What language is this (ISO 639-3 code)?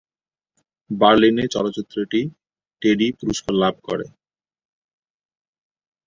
ben